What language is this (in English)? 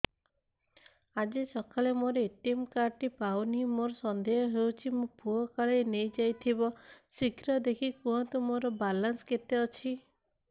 Odia